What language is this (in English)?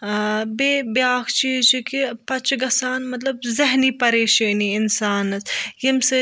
Kashmiri